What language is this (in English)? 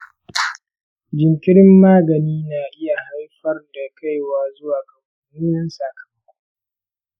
Hausa